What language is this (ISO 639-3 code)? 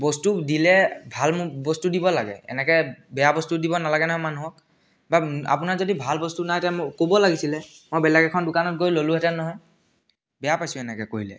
asm